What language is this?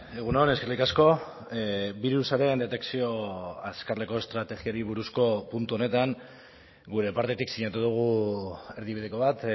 Basque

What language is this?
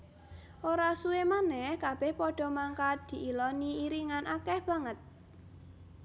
Javanese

